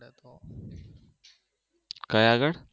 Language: Gujarati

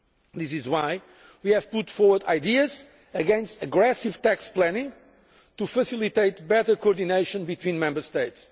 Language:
English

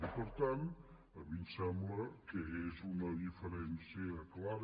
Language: Catalan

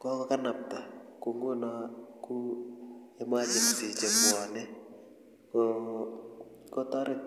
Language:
Kalenjin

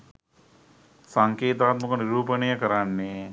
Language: Sinhala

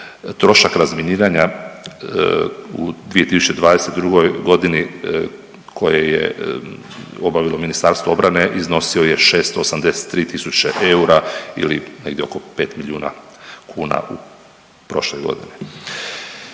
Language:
Croatian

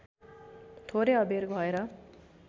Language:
Nepali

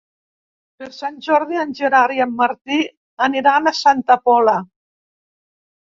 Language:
Catalan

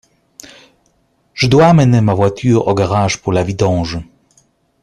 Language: French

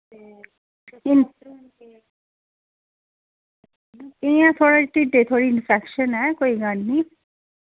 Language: Dogri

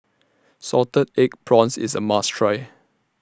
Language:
English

